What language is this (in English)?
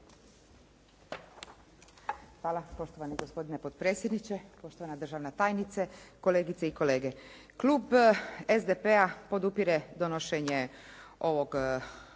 Croatian